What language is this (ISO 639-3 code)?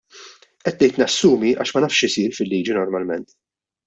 mlt